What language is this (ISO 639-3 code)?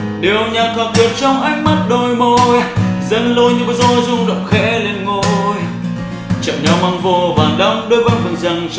vie